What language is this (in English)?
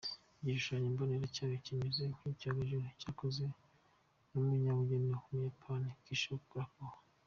Kinyarwanda